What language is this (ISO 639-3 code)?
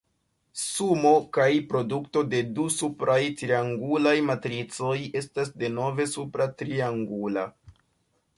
epo